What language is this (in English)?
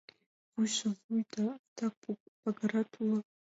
Mari